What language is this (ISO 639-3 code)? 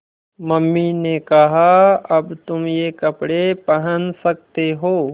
hin